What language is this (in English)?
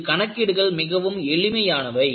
Tamil